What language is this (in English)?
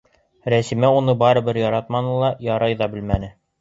Bashkir